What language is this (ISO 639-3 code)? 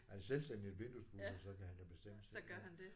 dan